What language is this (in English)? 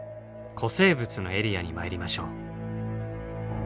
Japanese